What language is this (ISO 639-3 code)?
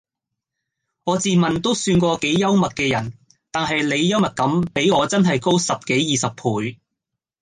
yue